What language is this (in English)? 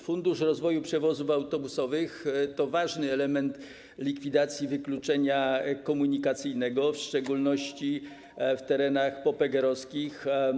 Polish